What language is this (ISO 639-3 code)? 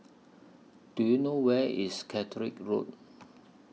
eng